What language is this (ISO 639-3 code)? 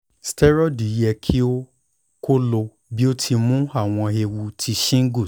yor